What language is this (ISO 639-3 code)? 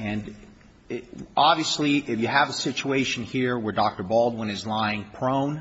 eng